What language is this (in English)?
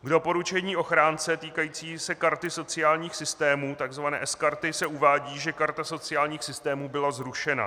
Czech